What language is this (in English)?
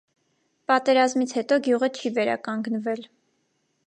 Armenian